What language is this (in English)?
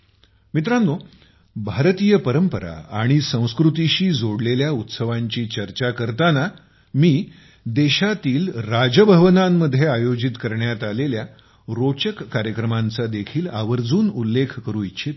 Marathi